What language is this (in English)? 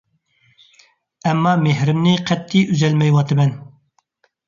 Uyghur